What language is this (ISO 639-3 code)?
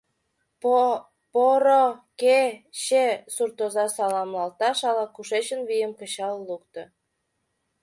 chm